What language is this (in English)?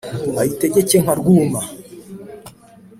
Kinyarwanda